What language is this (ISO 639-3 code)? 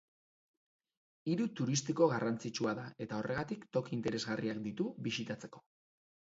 eus